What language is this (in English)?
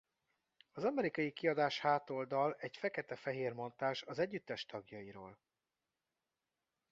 Hungarian